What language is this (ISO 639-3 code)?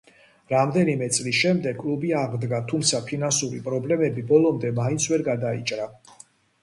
kat